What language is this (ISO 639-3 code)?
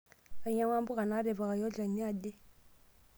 mas